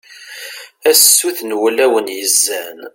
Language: Kabyle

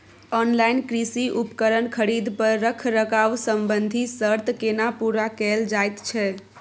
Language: Maithili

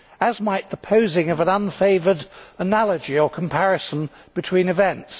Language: English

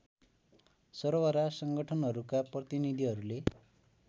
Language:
Nepali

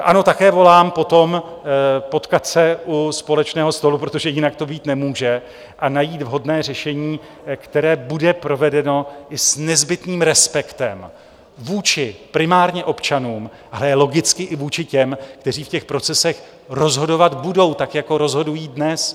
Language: Czech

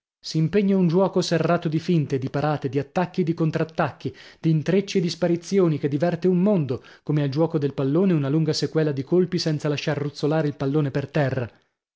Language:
Italian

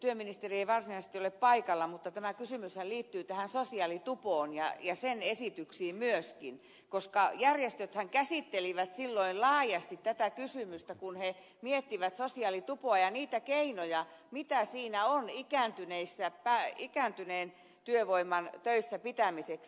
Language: Finnish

